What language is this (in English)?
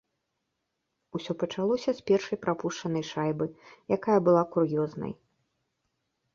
Belarusian